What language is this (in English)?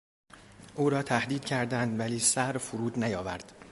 Persian